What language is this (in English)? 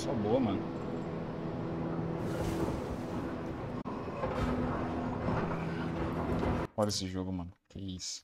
Portuguese